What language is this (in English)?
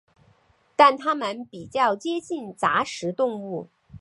Chinese